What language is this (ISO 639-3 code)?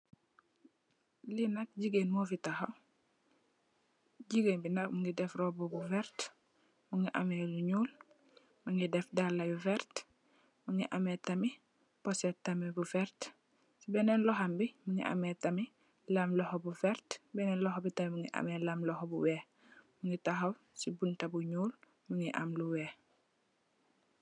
wol